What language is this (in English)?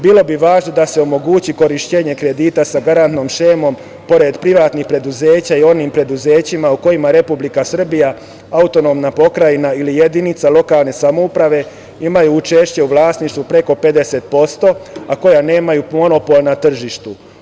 Serbian